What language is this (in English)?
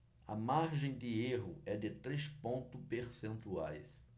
Portuguese